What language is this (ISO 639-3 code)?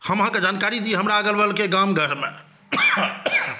mai